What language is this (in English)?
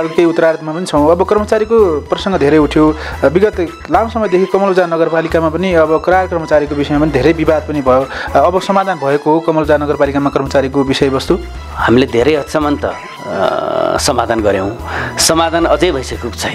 Arabic